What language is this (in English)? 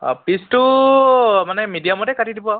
Assamese